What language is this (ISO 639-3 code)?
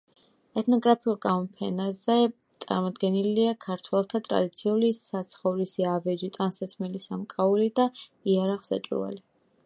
kat